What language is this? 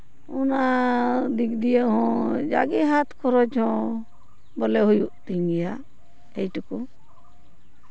Santali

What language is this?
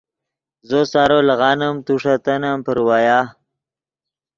Yidgha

